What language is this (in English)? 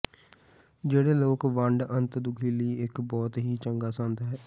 Punjabi